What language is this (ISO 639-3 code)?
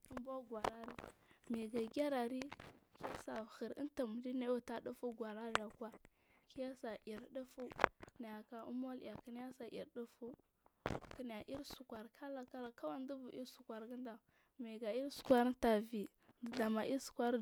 mfm